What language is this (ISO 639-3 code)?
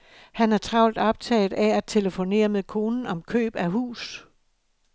dan